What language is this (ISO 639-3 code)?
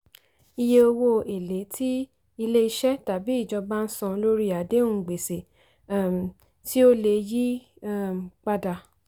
yor